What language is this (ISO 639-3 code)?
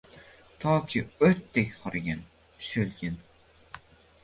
uzb